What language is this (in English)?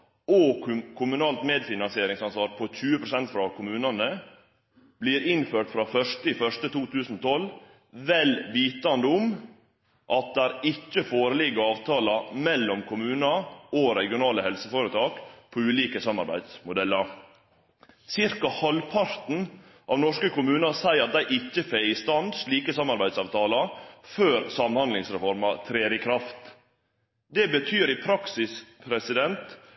Norwegian Nynorsk